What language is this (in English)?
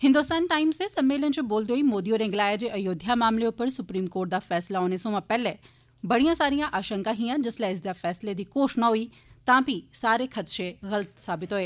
Dogri